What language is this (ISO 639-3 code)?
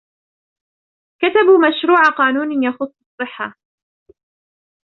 ara